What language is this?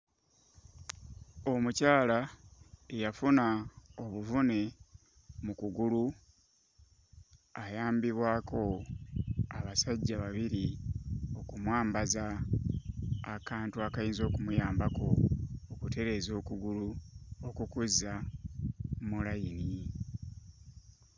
Ganda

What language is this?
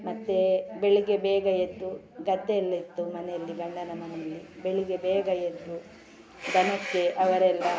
Kannada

